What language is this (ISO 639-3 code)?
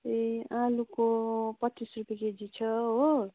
nep